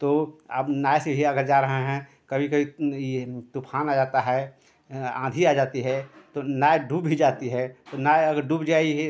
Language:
Hindi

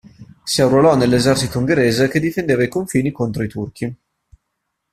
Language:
Italian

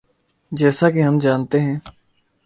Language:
Urdu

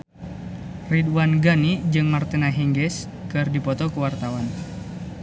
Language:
Sundanese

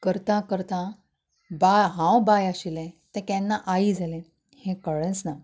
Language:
Konkani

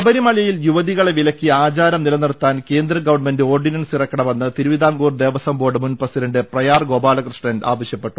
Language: Malayalam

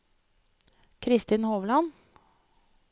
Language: Norwegian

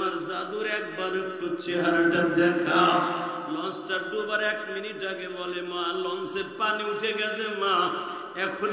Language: Arabic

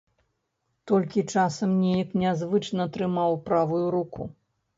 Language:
Belarusian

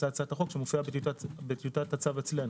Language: Hebrew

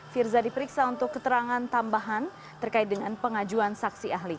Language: Indonesian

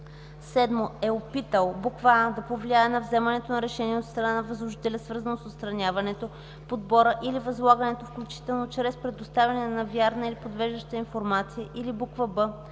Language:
Bulgarian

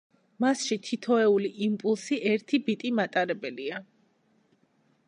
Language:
Georgian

